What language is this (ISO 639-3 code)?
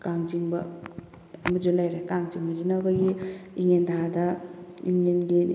mni